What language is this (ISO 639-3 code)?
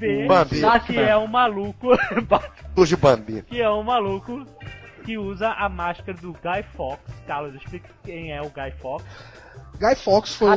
por